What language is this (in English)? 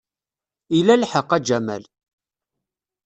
Kabyle